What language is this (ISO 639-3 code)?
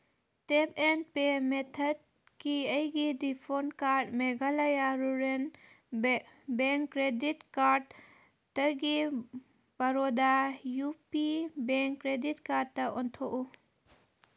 mni